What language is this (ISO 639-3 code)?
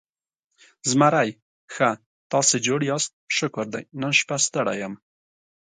pus